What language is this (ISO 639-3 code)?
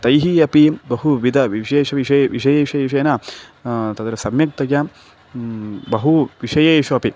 san